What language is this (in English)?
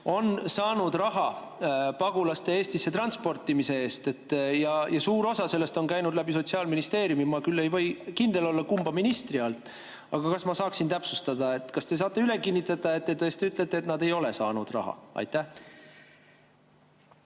Estonian